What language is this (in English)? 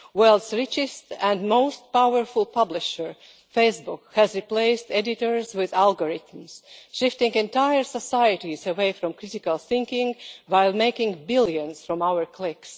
English